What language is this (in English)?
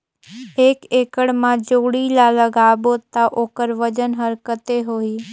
Chhattisgarhi